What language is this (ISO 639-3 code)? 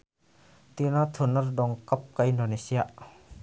sun